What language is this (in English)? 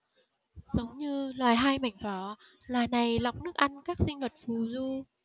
Vietnamese